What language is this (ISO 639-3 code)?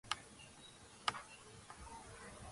kat